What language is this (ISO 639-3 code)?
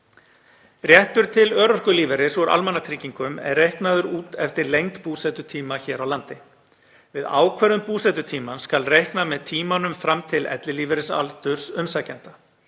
isl